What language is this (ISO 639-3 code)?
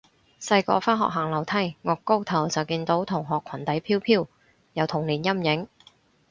yue